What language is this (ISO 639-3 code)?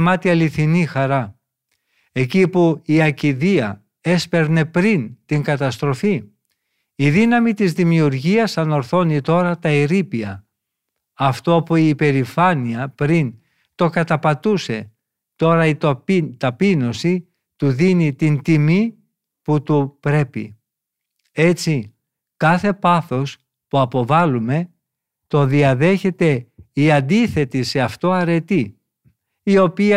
ell